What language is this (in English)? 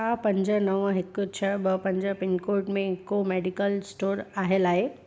Sindhi